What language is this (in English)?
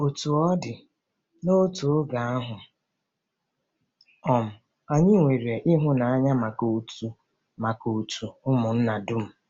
Igbo